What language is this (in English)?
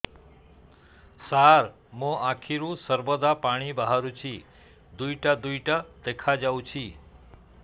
Odia